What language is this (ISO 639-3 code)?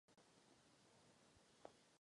ces